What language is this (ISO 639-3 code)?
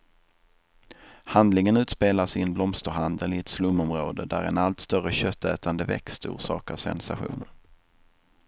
swe